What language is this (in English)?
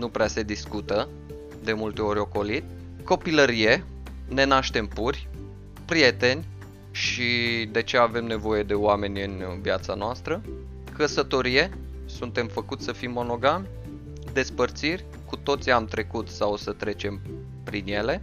Romanian